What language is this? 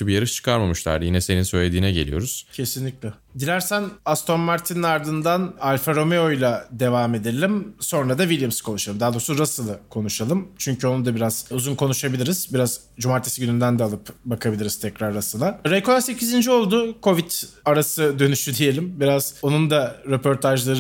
Turkish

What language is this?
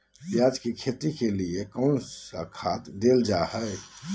Magahi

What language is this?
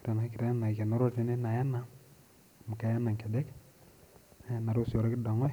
Masai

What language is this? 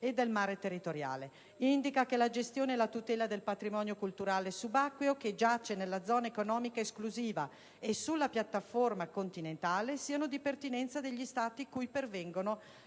Italian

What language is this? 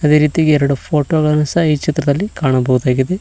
Kannada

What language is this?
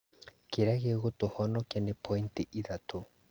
Kikuyu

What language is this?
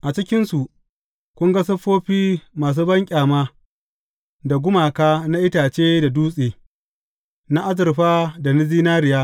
Hausa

